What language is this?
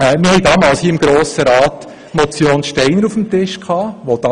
Swiss German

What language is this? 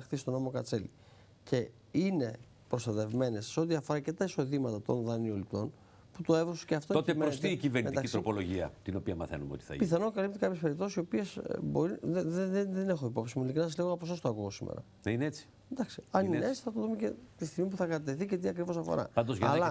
Greek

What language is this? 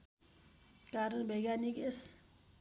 Nepali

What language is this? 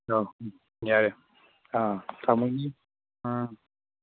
Manipuri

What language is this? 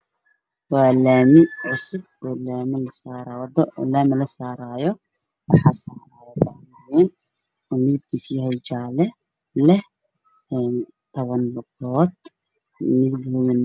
Somali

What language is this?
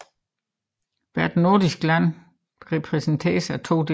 Danish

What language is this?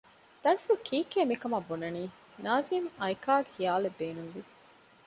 Divehi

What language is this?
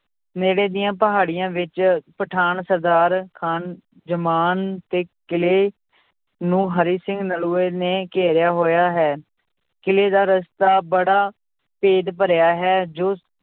Punjabi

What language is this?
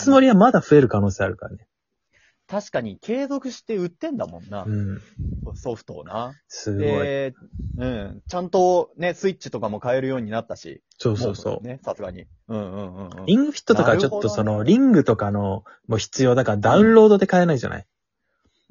Japanese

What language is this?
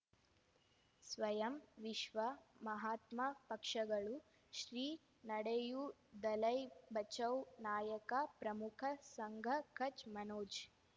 Kannada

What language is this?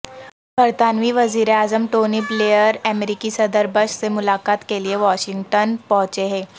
Urdu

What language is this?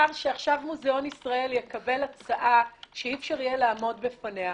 Hebrew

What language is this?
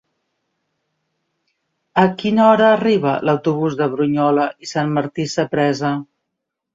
Catalan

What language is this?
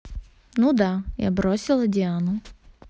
Russian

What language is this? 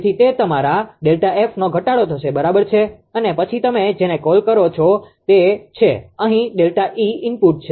Gujarati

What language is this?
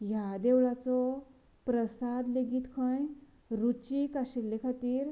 Konkani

